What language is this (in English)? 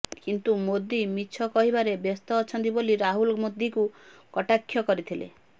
Odia